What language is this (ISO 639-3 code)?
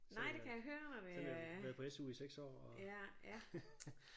dan